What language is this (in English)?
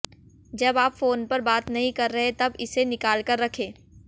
Hindi